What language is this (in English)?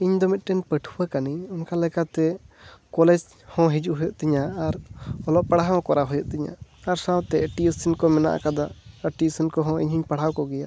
Santali